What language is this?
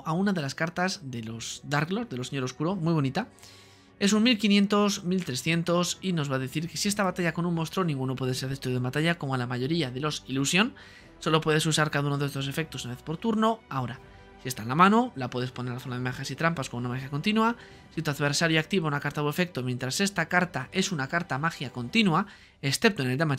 Spanish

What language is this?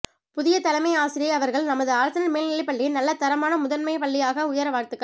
Tamil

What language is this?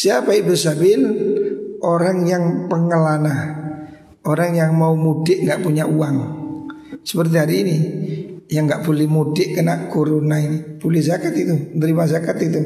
Indonesian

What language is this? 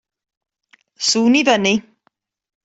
Welsh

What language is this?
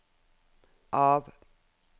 Norwegian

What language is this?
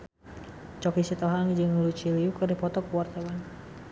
Sundanese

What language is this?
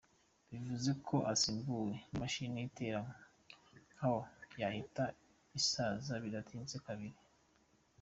Kinyarwanda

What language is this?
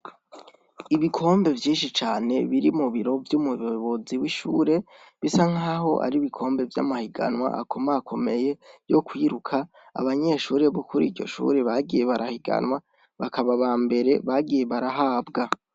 Rundi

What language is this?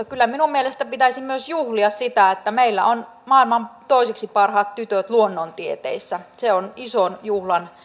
Finnish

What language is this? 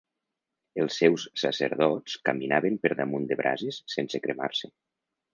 Catalan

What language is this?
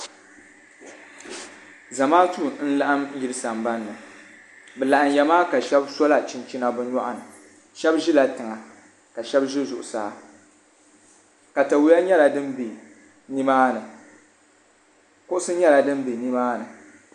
Dagbani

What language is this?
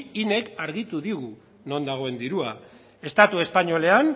Basque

